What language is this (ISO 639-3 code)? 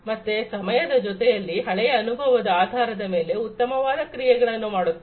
kan